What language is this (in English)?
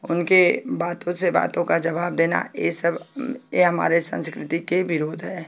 Hindi